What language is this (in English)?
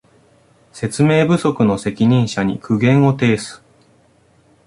Japanese